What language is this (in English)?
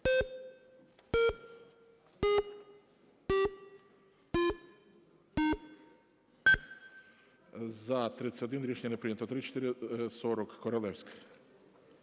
Ukrainian